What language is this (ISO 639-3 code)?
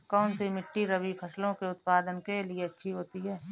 hin